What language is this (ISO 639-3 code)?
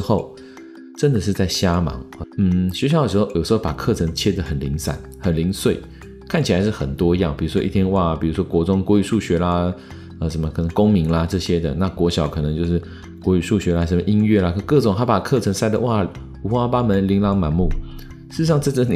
zho